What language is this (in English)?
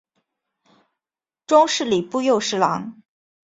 Chinese